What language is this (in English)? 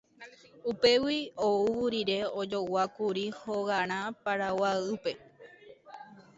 Guarani